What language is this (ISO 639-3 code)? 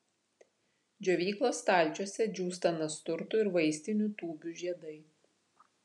lit